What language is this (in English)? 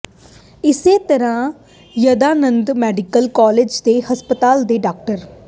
Punjabi